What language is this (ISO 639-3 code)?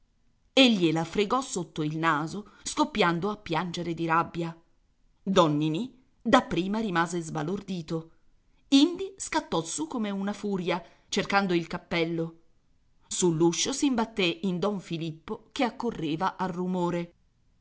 ita